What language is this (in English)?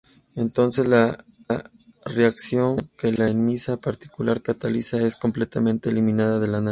Spanish